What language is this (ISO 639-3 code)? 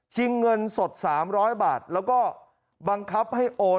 tha